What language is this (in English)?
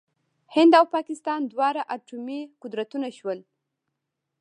Pashto